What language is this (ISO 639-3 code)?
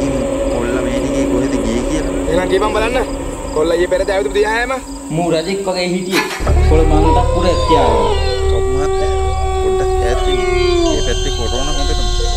ind